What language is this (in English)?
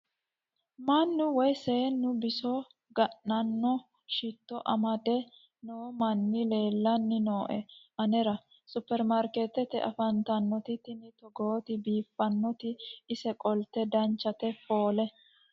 Sidamo